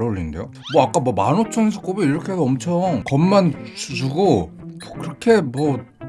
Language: Korean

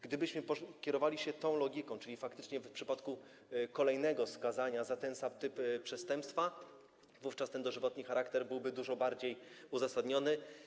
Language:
Polish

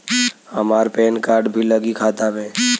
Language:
Bhojpuri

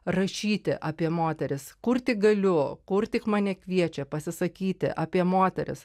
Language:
Lithuanian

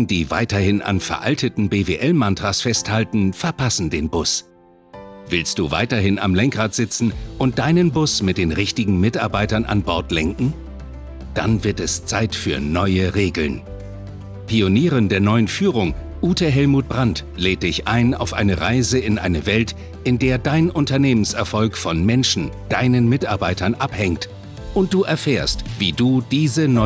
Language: German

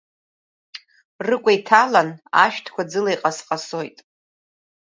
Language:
Abkhazian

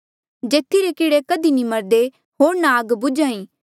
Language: Mandeali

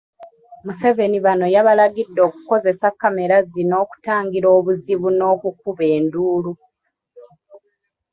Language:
Ganda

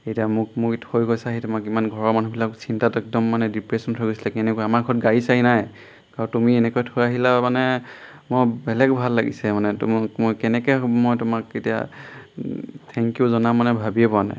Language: Assamese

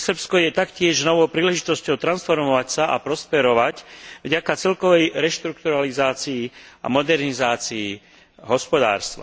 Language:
Slovak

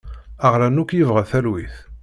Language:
Kabyle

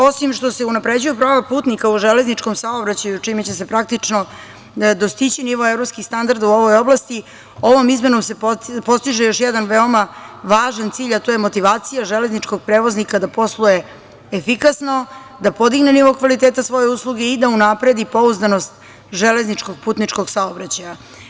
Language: Serbian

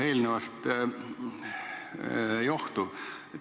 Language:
Estonian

